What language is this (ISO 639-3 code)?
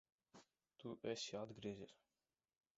lav